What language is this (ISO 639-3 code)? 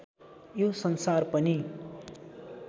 nep